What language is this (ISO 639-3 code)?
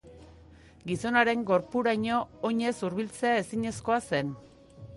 eus